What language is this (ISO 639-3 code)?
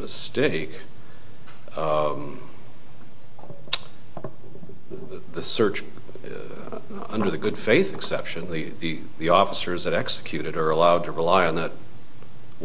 eng